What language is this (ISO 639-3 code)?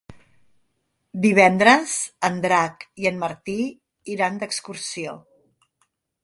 cat